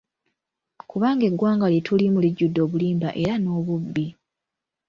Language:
Ganda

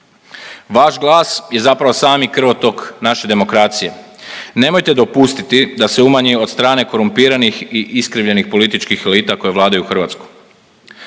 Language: Croatian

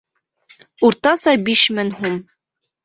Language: Bashkir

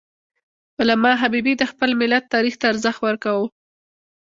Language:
Pashto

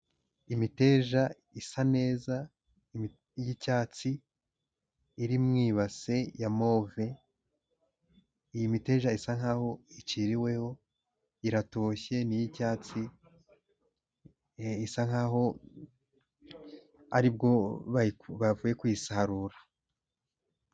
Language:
Kinyarwanda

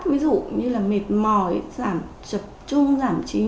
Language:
Vietnamese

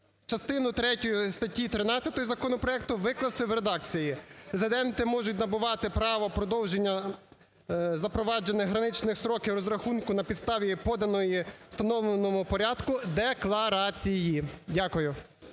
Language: Ukrainian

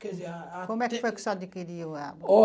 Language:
Portuguese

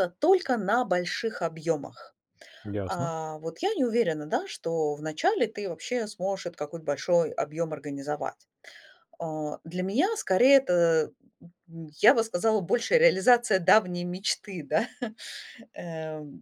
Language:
Russian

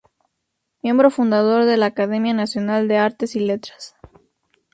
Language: Spanish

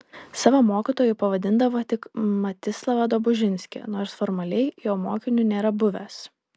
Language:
Lithuanian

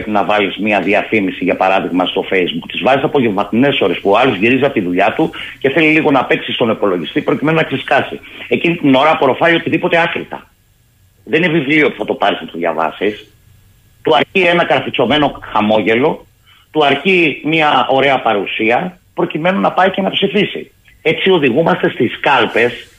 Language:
Greek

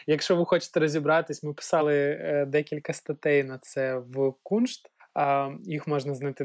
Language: Ukrainian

